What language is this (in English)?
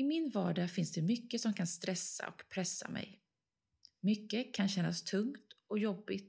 Swedish